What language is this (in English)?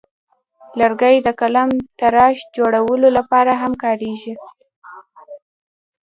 Pashto